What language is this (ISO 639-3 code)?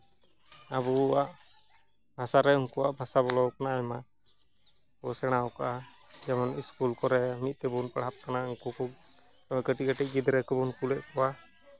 sat